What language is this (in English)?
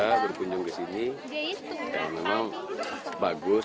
Indonesian